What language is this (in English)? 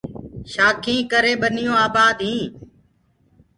Gurgula